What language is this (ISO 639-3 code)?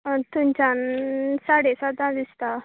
kok